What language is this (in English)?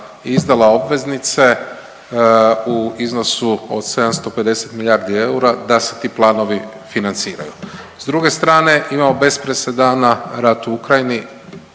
Croatian